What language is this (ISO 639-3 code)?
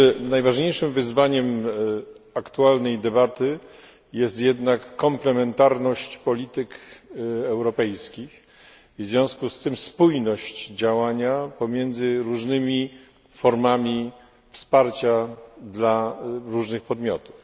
pol